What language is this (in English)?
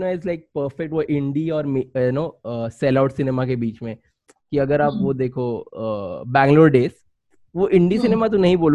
Hindi